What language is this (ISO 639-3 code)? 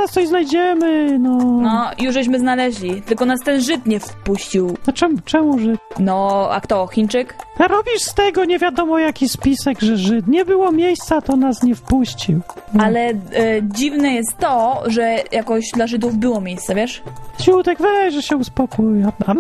pol